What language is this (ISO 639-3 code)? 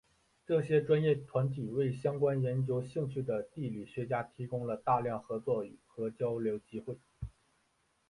zho